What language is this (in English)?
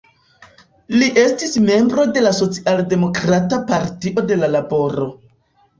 Esperanto